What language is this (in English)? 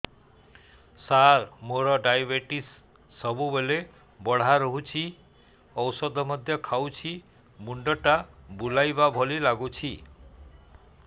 Odia